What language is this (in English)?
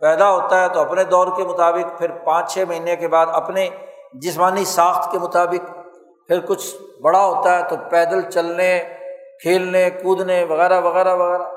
Urdu